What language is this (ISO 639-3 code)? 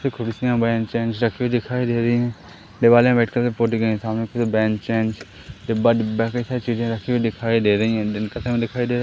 hin